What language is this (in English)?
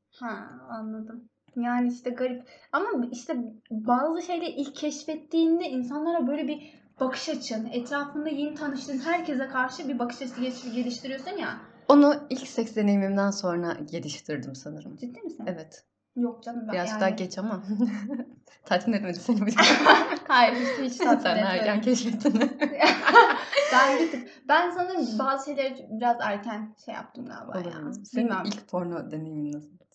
Turkish